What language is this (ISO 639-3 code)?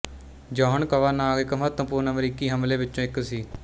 pan